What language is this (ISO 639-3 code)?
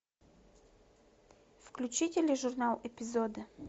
rus